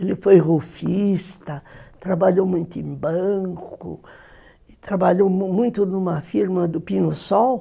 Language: Portuguese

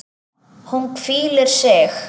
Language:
Icelandic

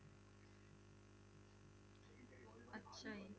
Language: Punjabi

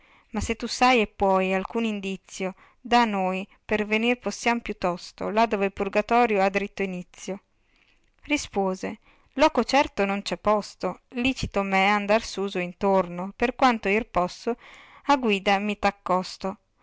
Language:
Italian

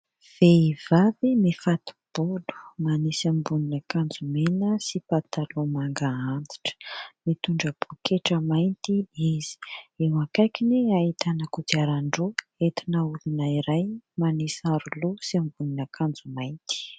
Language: Malagasy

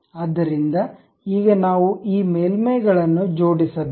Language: Kannada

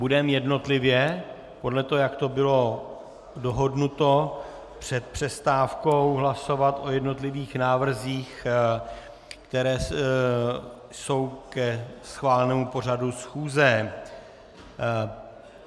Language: Czech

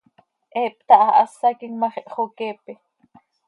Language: Seri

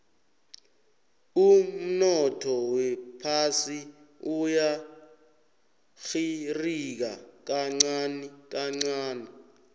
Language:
South Ndebele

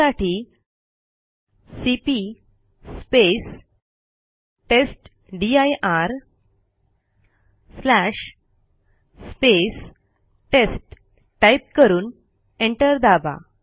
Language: Marathi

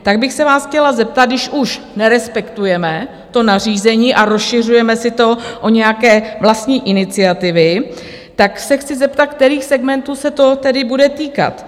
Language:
Czech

